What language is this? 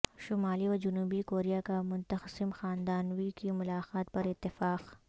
Urdu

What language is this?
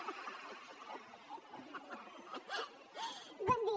Catalan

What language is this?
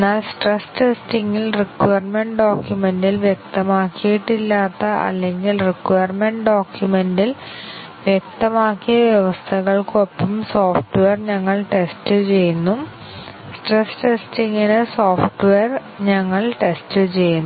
Malayalam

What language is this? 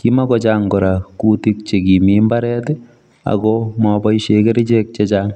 Kalenjin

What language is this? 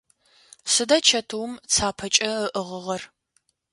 Adyghe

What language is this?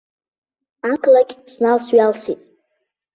Abkhazian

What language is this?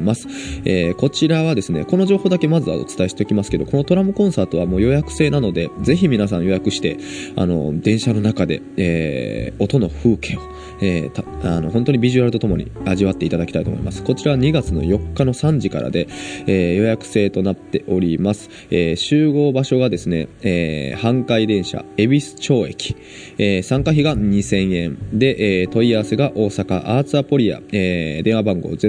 Japanese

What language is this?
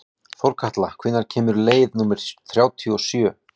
Icelandic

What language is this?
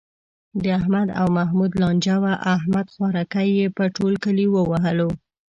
Pashto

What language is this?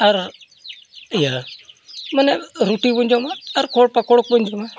Santali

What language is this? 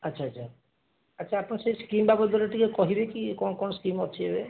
Odia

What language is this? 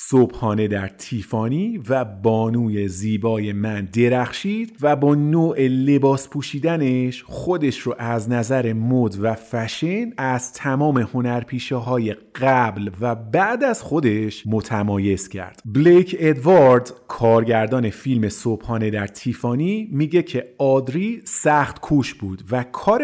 Persian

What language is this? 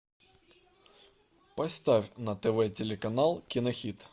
Russian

